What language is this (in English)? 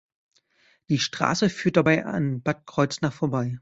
German